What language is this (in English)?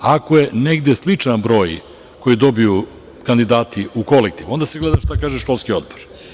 Serbian